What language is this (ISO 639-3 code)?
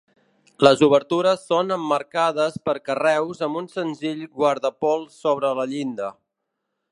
cat